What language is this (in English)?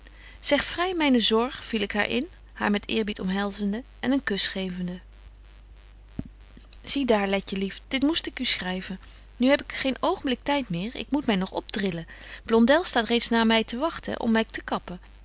Dutch